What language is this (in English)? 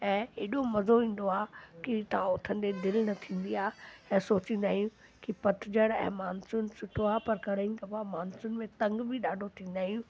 Sindhi